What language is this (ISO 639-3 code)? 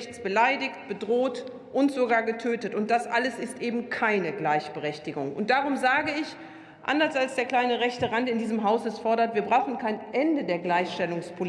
deu